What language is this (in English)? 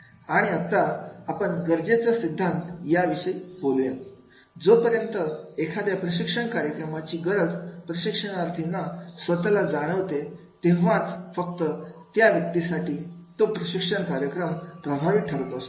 Marathi